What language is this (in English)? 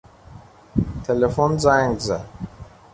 Persian